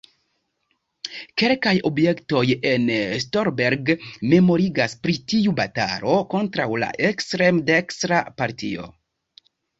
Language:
Esperanto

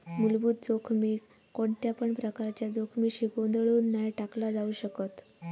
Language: Marathi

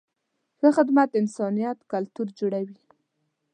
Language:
Pashto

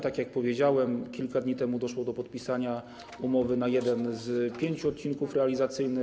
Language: Polish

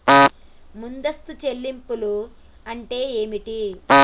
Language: Telugu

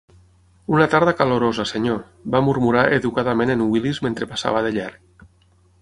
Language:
Catalan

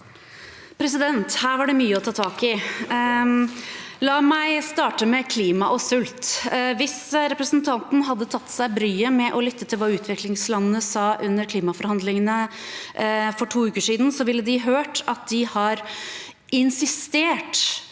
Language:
Norwegian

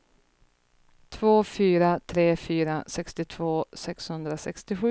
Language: Swedish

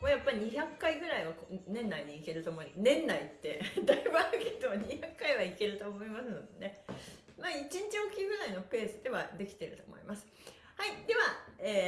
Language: Japanese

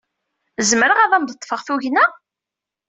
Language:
Kabyle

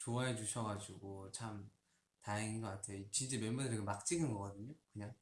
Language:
Korean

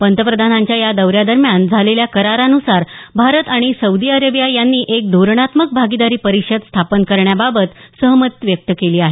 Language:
Marathi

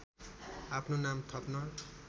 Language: Nepali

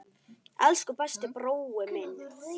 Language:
Icelandic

